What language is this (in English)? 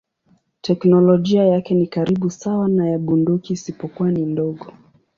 Swahili